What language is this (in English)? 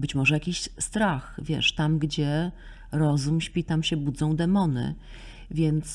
Polish